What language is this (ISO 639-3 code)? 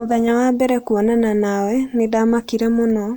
kik